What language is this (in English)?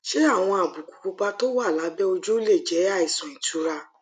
Yoruba